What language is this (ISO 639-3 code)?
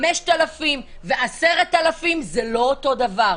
heb